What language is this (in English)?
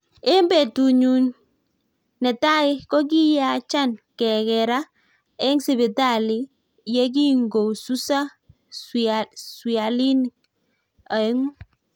Kalenjin